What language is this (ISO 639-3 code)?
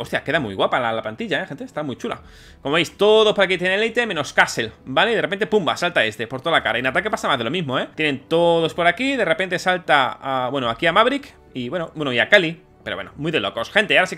spa